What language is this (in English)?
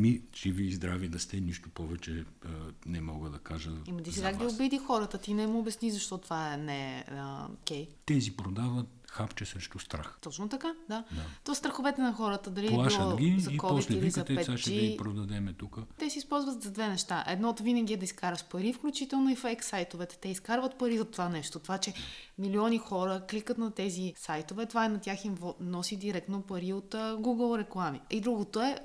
Bulgarian